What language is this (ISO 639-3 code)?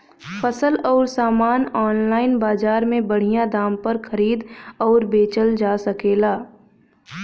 bho